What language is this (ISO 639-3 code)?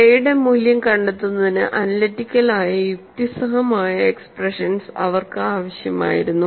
mal